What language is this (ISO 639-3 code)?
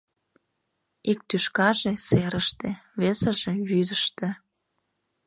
chm